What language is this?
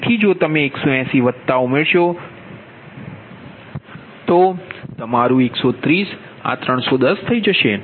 Gujarati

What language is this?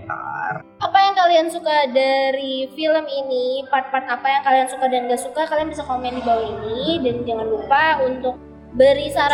Indonesian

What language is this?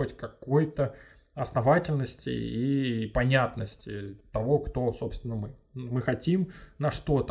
Russian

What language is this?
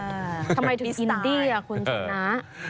Thai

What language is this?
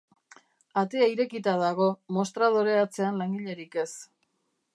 Basque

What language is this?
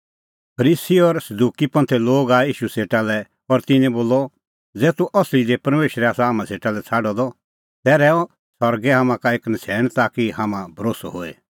Kullu Pahari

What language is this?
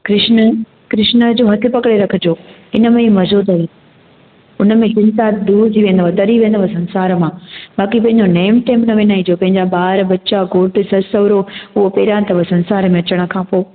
Sindhi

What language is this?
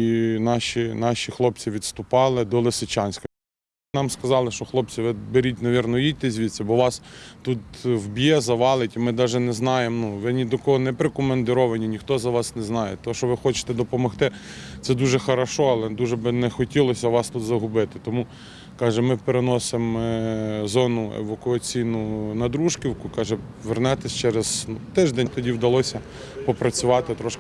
Ukrainian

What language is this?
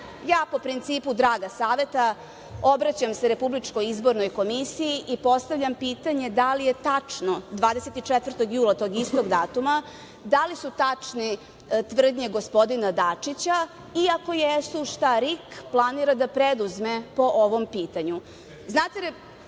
Serbian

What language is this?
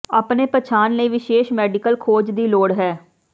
Punjabi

